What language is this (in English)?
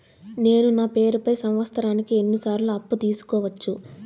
Telugu